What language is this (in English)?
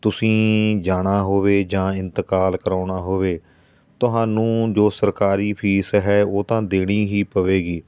Punjabi